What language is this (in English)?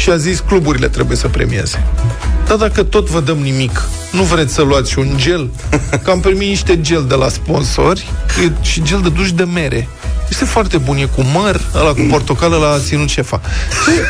Romanian